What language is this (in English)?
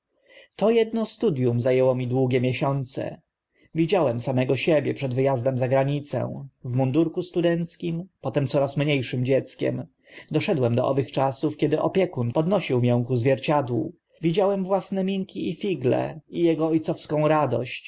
Polish